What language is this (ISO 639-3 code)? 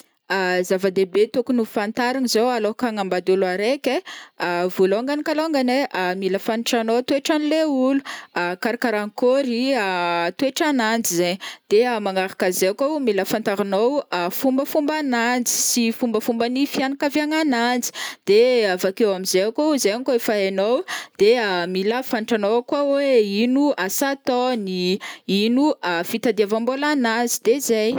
bmm